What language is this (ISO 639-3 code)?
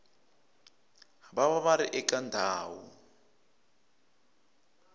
tso